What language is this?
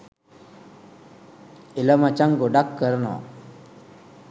Sinhala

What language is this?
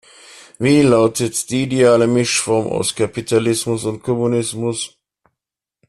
German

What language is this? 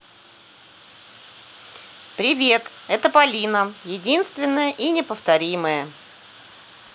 Russian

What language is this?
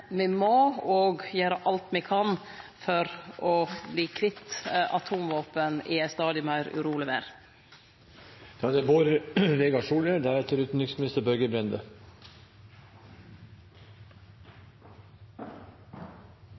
Norwegian Nynorsk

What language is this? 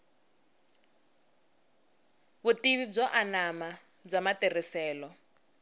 Tsonga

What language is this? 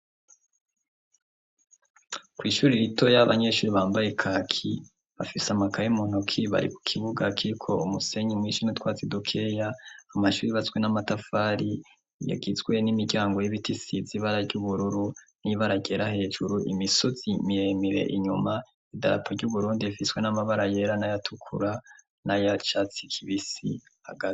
Rundi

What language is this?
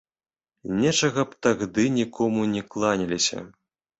Belarusian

